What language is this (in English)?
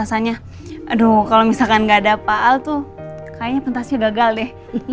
Indonesian